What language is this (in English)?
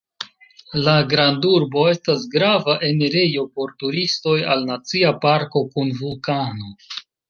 Esperanto